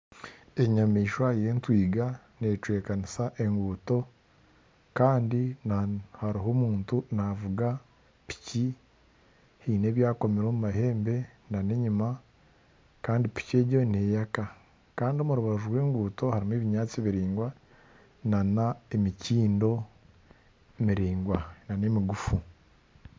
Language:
Nyankole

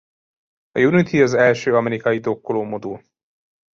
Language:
Hungarian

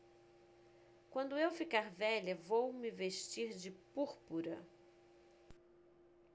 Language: Portuguese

